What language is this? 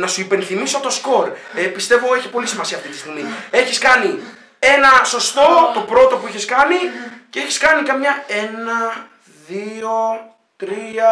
Greek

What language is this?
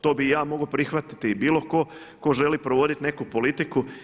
Croatian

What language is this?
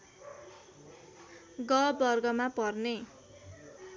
Nepali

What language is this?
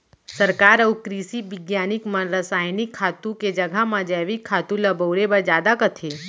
Chhattisgarhi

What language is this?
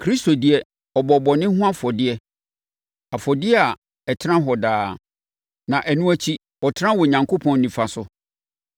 Akan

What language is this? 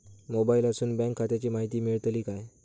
Marathi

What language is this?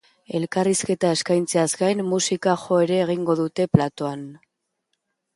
Basque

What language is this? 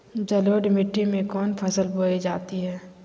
Magahi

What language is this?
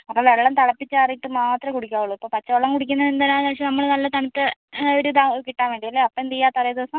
Malayalam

